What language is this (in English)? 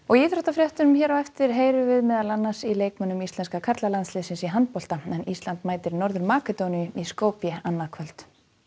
Icelandic